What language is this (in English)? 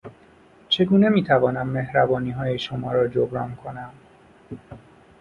Persian